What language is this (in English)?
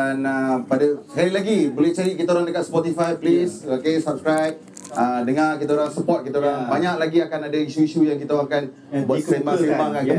Malay